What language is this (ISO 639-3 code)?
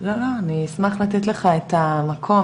heb